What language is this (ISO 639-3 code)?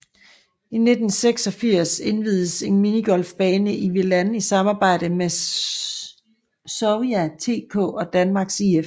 dan